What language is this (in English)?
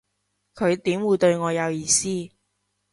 Cantonese